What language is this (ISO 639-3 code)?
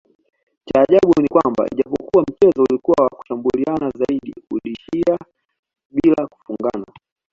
swa